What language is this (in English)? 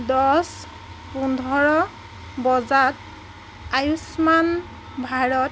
Assamese